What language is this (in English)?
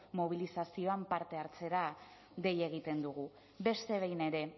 Basque